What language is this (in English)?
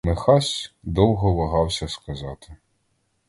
Ukrainian